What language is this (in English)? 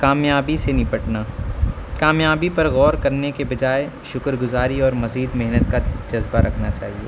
Urdu